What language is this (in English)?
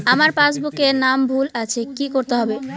Bangla